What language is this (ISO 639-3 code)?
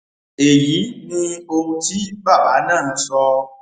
yor